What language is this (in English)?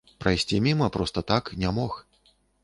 Belarusian